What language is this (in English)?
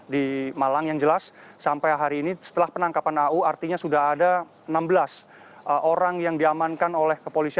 Indonesian